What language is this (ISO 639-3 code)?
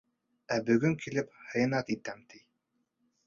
bak